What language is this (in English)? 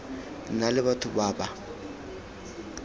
Tswana